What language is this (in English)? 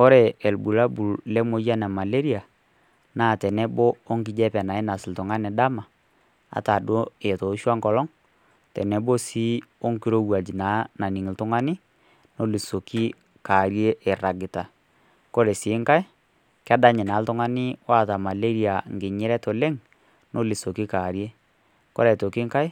Masai